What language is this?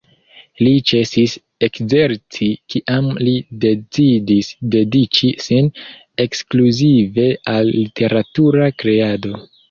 Esperanto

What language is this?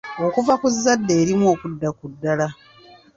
Ganda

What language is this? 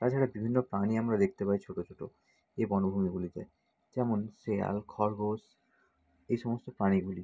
Bangla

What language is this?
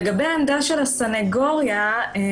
Hebrew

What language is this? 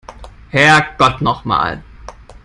German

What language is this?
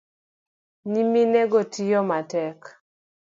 Luo (Kenya and Tanzania)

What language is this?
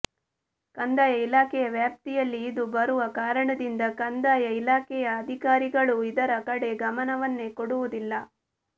Kannada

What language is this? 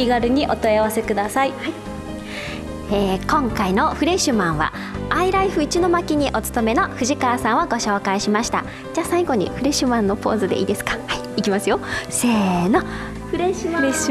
Japanese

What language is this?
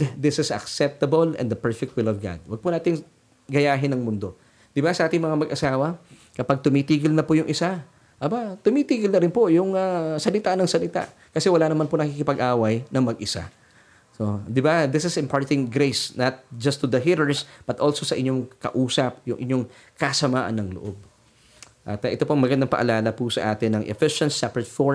Filipino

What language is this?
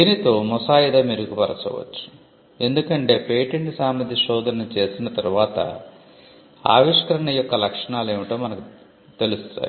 Telugu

